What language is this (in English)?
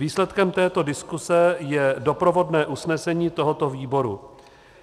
Czech